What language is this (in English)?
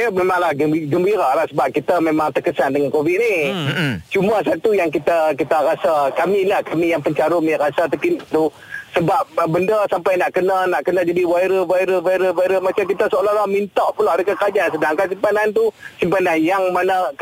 Malay